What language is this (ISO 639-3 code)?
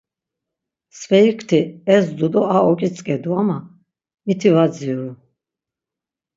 lzz